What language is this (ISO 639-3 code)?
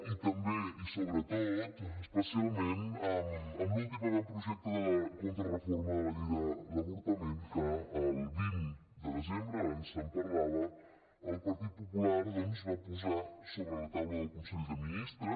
cat